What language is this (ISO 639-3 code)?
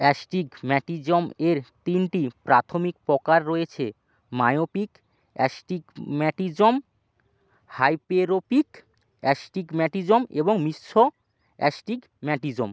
ben